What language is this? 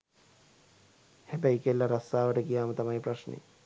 Sinhala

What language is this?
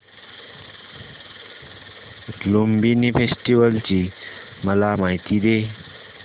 Marathi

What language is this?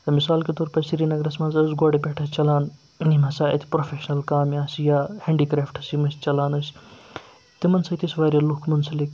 Kashmiri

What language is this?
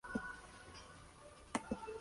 Spanish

